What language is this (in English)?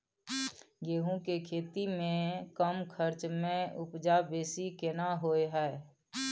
Maithili